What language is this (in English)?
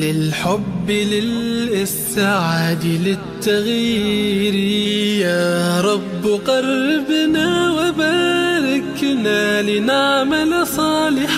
Arabic